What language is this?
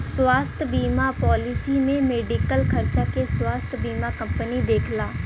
Bhojpuri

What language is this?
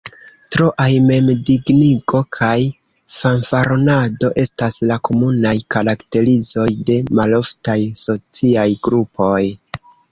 Esperanto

